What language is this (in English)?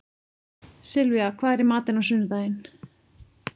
Icelandic